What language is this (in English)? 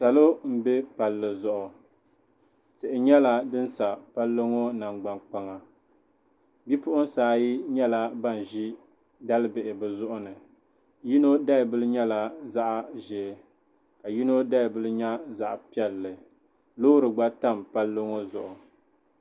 Dagbani